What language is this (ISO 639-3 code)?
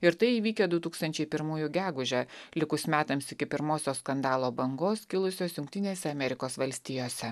lit